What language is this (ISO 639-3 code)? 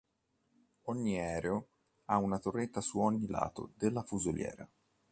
ita